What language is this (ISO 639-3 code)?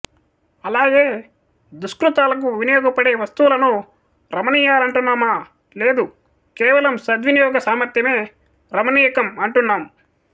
tel